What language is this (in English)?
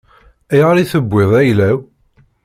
Kabyle